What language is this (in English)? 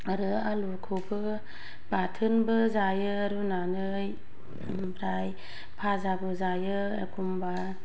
Bodo